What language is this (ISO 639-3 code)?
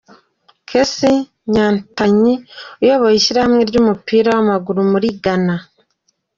kin